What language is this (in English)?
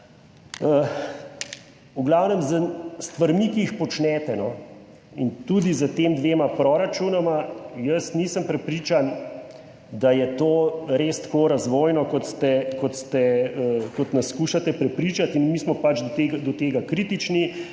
Slovenian